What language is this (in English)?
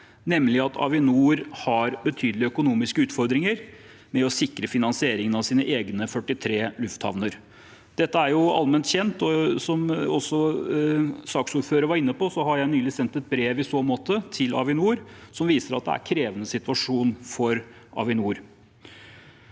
Norwegian